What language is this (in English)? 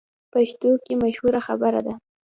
Pashto